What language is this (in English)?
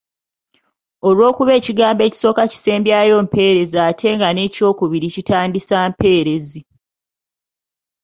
Ganda